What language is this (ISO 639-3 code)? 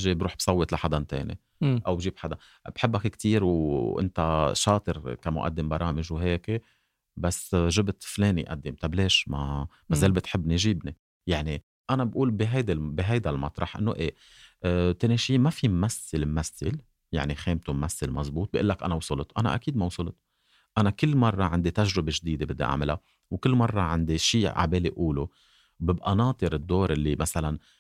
ara